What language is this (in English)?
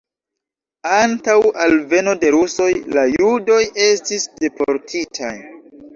Esperanto